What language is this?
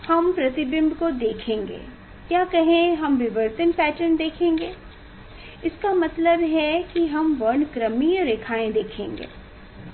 Hindi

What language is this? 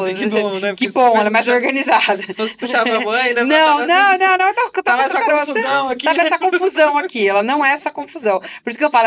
Portuguese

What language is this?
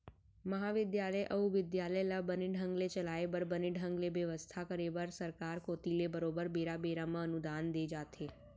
Chhattisgarhi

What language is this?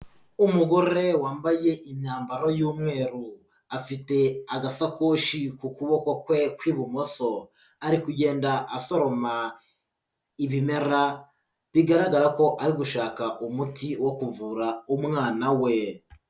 Kinyarwanda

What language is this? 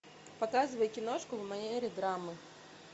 Russian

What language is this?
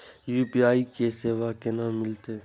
Maithili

